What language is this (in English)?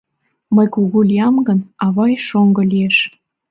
Mari